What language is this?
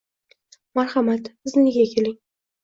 Uzbek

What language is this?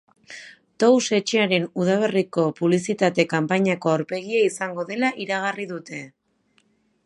Basque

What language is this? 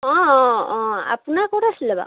Assamese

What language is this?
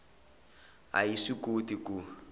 Tsonga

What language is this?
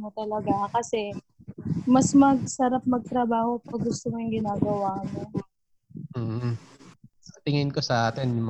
Filipino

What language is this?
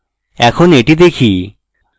Bangla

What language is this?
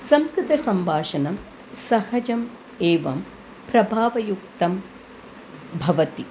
Sanskrit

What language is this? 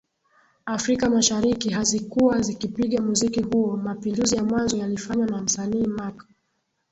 Swahili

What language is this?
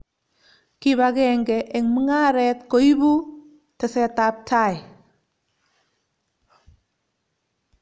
Kalenjin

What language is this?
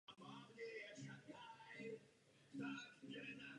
Czech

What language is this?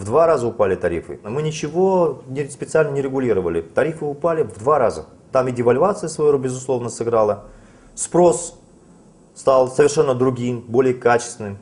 Russian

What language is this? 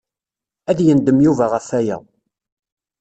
Kabyle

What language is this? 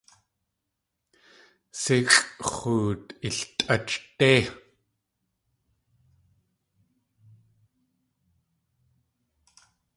Tlingit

